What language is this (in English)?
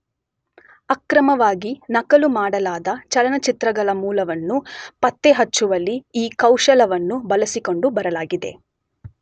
Kannada